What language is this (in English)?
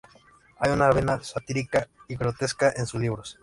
Spanish